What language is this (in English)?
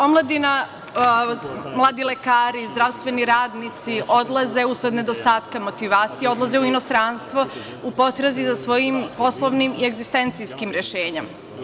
Serbian